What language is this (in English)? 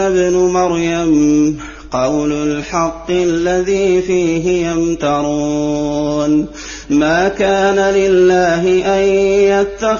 Arabic